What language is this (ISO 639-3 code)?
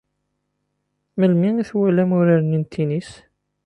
kab